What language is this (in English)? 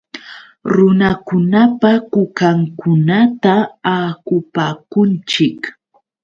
Yauyos Quechua